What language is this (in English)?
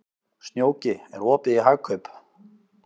Icelandic